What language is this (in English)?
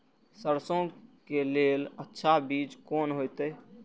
Maithili